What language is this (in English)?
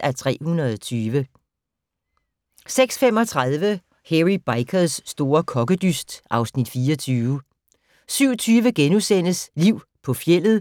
Danish